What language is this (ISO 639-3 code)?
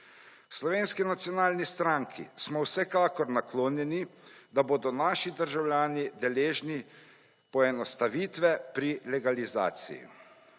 slv